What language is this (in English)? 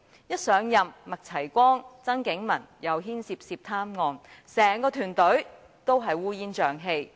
Cantonese